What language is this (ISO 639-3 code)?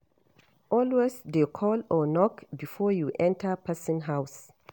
pcm